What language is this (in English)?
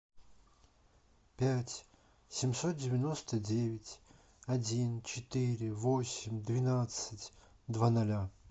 Russian